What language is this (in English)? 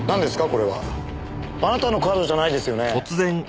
Japanese